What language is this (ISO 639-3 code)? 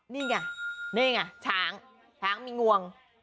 tha